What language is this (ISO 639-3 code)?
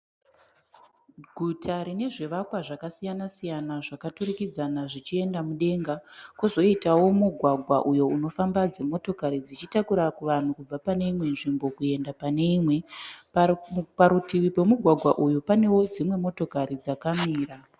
sna